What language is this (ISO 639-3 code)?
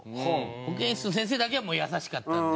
jpn